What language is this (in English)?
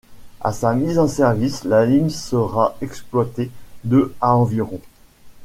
French